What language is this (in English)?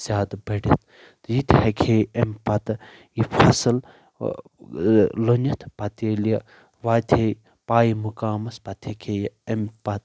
Kashmiri